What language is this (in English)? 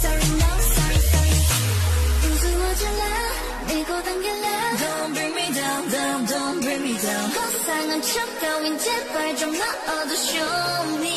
Spanish